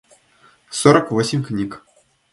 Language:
Russian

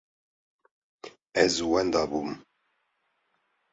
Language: Kurdish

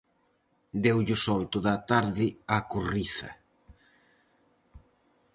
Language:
Galician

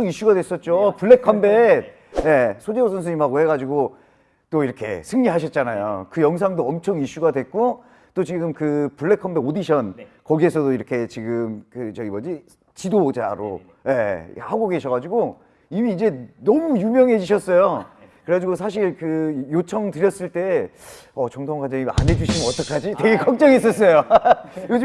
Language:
Korean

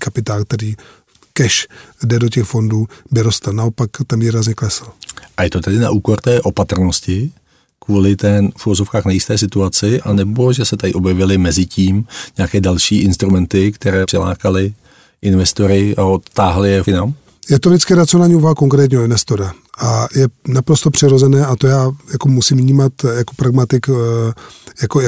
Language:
Czech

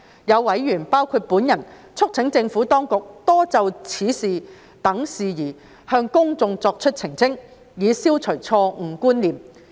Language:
Cantonese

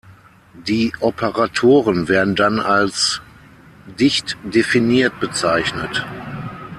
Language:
German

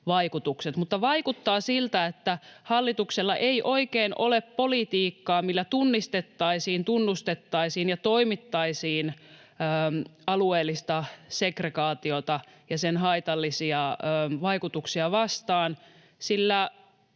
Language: Finnish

